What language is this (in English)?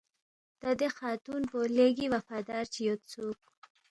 Balti